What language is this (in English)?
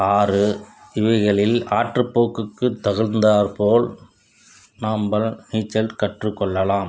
Tamil